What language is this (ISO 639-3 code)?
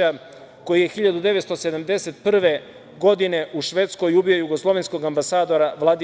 srp